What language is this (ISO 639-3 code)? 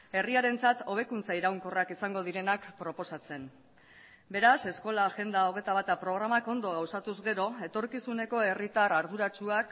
eus